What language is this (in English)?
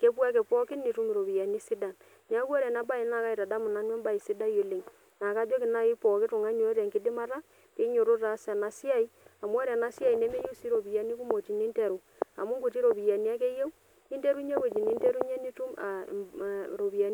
Masai